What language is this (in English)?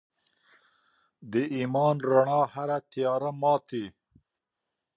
Pashto